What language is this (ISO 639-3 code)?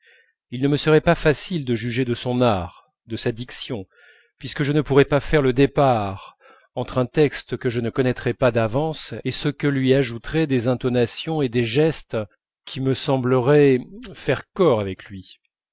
fra